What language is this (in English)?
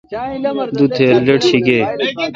Kalkoti